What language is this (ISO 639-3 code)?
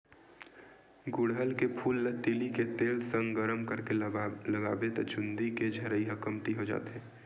hne